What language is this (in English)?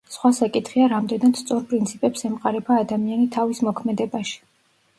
Georgian